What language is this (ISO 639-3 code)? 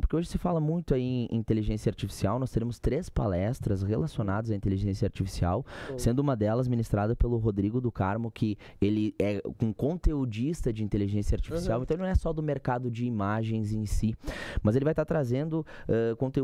por